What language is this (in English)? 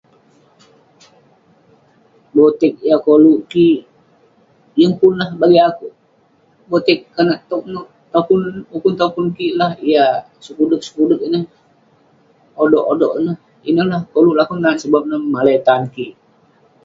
Western Penan